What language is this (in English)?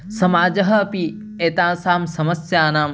Sanskrit